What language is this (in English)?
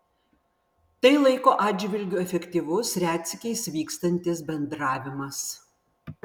Lithuanian